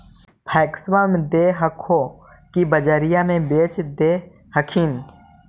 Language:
Magahi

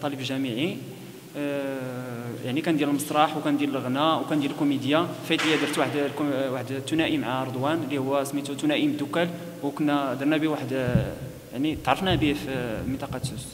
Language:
Arabic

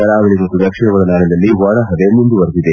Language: Kannada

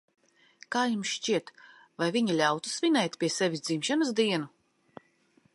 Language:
Latvian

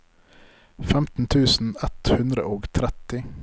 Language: Norwegian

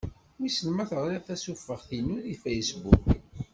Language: Kabyle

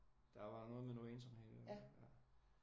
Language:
Danish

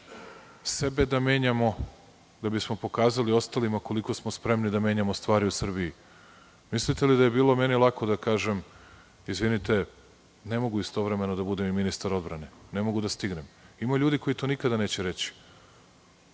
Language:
Serbian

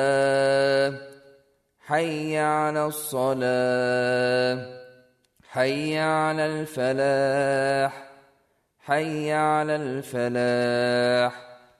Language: Spanish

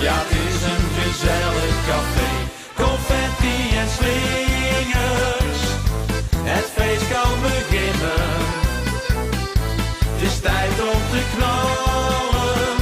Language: Dutch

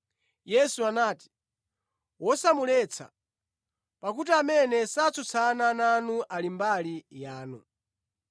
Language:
Nyanja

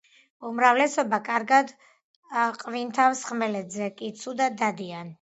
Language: Georgian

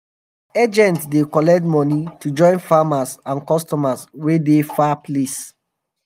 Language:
Nigerian Pidgin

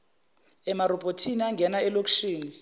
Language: Zulu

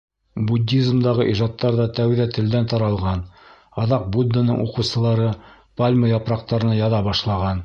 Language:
Bashkir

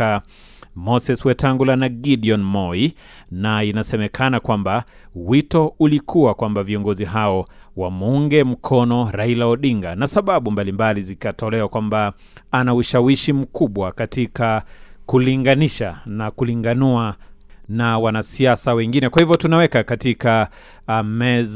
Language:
Swahili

